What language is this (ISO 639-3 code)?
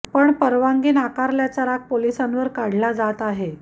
mar